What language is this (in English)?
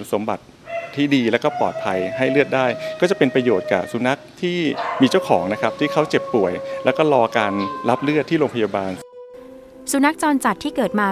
Thai